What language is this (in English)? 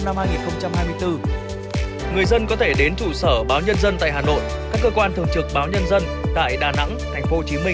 Vietnamese